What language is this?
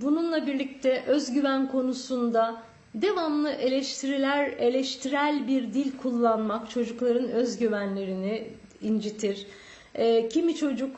Turkish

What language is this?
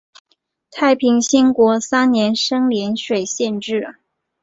Chinese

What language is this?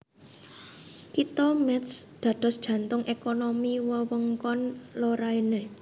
Javanese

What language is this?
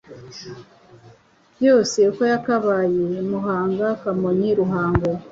Kinyarwanda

